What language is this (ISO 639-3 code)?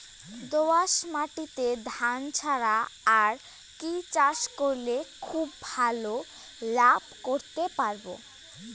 ben